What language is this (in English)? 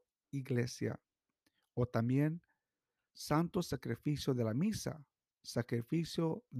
Spanish